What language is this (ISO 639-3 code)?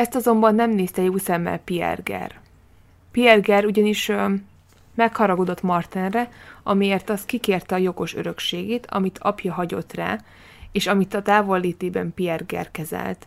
hun